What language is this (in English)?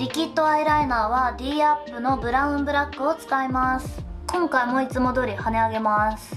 Japanese